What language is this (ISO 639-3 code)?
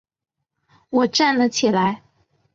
zho